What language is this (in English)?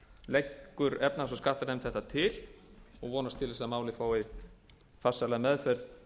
Icelandic